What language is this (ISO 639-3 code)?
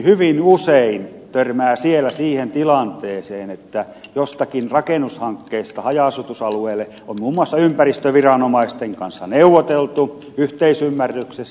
fin